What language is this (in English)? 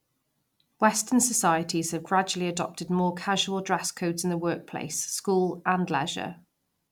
English